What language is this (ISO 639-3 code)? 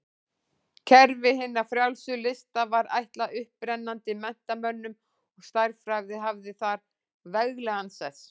isl